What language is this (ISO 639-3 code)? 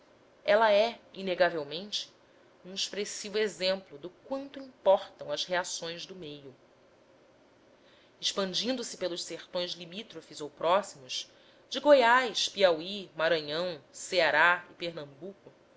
por